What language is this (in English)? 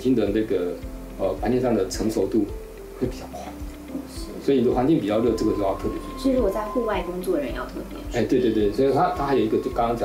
Chinese